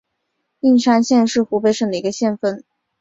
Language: Chinese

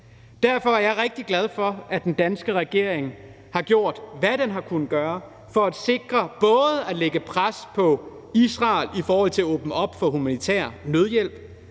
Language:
Danish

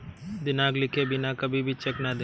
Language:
Hindi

